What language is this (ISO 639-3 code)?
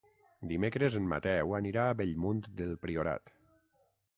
cat